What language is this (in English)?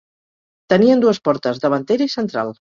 Catalan